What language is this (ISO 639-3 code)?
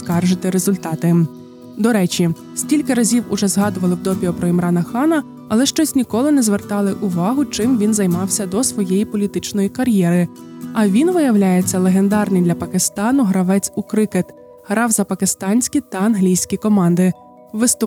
ukr